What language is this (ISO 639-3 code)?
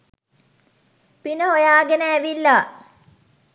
sin